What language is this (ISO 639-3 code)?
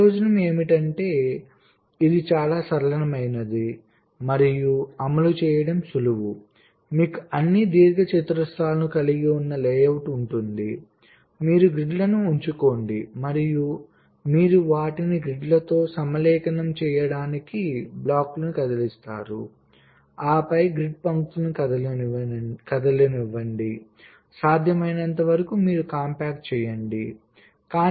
tel